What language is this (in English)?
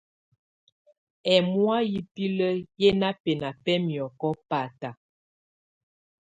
Tunen